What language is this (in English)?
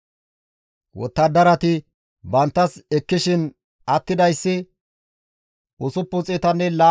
Gamo